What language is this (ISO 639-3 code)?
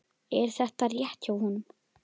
isl